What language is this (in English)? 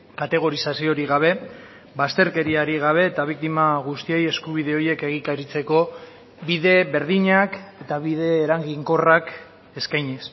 Basque